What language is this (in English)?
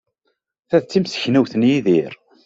Kabyle